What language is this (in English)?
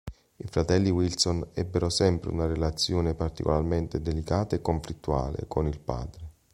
Italian